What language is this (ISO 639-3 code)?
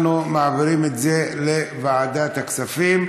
heb